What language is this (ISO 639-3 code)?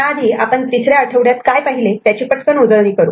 mar